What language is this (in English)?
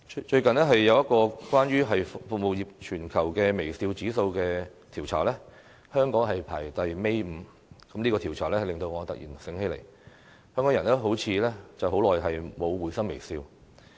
Cantonese